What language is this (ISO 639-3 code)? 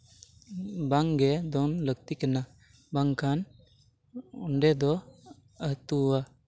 sat